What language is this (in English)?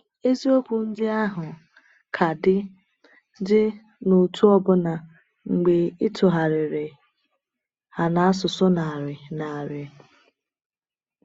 Igbo